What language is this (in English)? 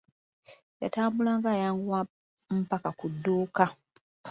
Ganda